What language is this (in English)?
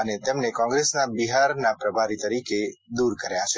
Gujarati